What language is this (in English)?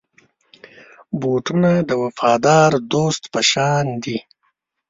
Pashto